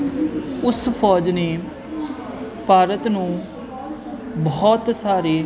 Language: Punjabi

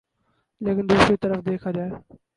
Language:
Urdu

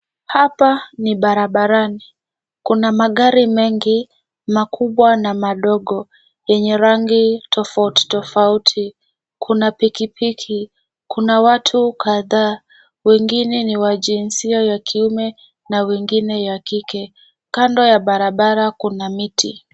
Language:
Swahili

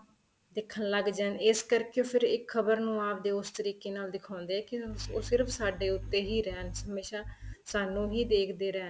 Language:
Punjabi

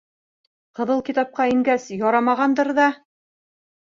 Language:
Bashkir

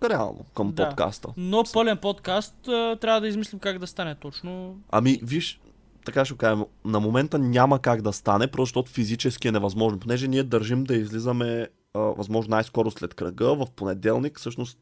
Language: Bulgarian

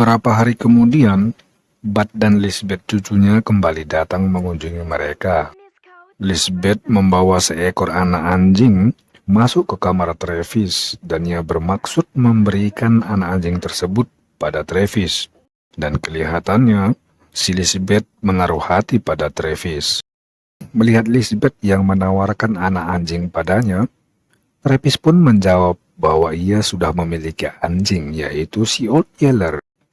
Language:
Indonesian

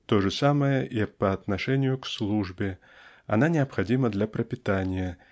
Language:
Russian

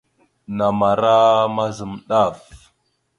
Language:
Mada (Cameroon)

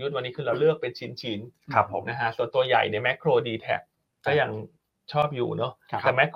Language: Thai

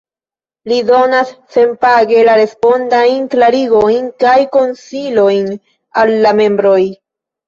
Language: Esperanto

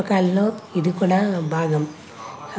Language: Telugu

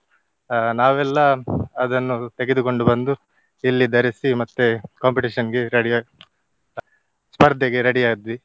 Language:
Kannada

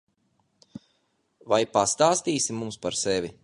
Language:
Latvian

